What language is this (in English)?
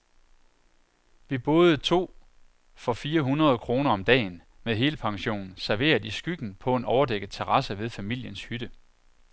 Danish